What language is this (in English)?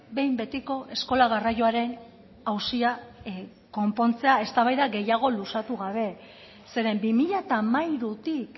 Basque